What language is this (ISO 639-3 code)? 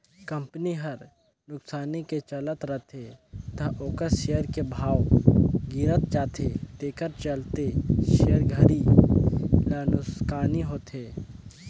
hne